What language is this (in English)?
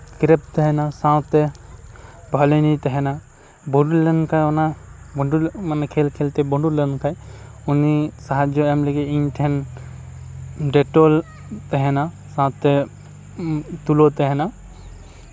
Santali